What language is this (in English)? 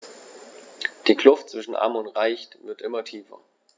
German